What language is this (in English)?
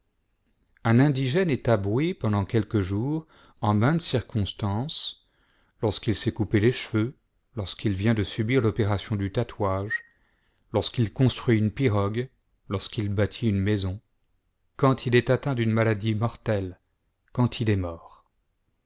French